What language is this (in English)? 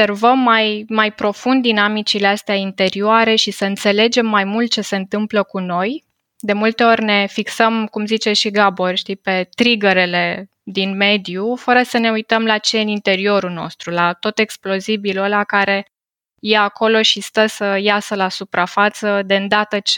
Romanian